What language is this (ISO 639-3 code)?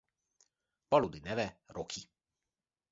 hun